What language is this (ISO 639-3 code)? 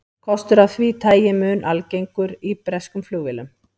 isl